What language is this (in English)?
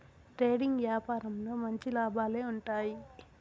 Telugu